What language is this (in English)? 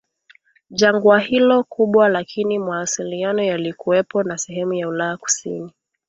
Swahili